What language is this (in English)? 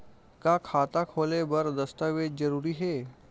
Chhattisgarhi